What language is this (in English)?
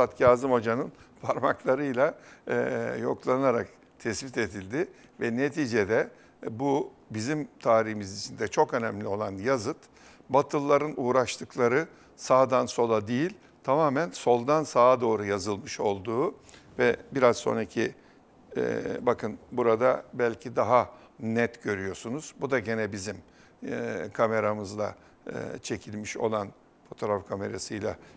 Turkish